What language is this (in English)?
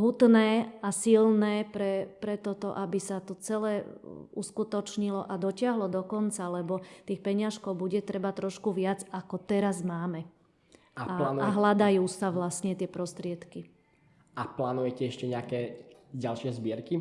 Slovak